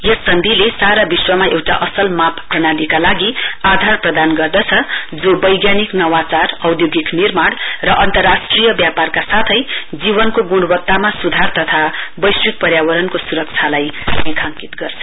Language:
Nepali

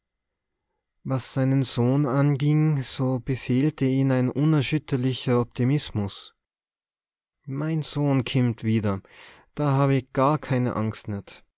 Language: German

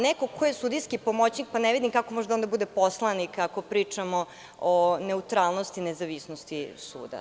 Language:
Serbian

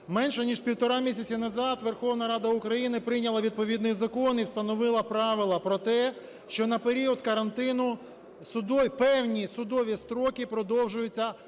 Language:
Ukrainian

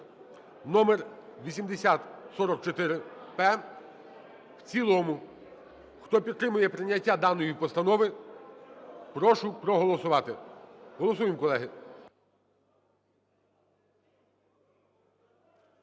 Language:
Ukrainian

